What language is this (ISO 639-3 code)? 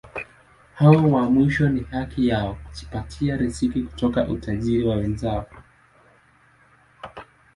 swa